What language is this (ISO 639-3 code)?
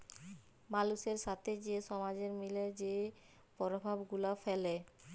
ben